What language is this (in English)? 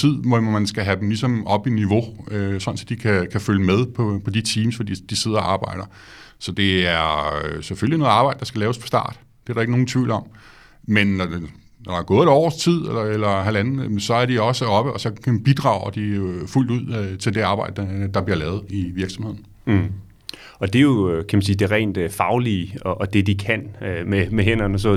Danish